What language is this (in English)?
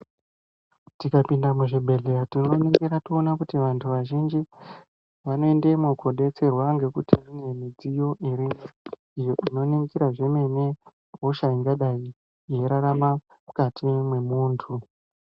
Ndau